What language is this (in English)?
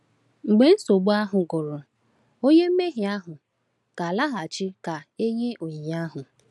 Igbo